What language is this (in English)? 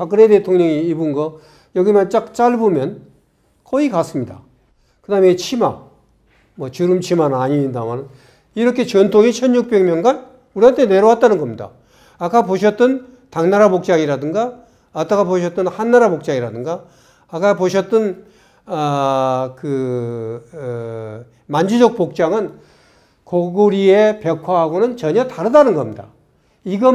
Korean